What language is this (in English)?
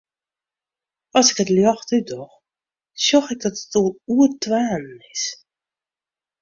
Western Frisian